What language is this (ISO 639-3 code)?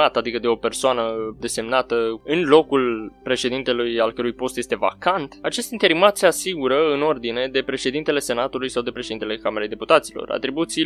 ron